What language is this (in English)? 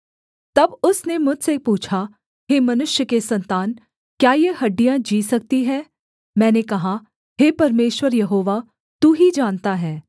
Hindi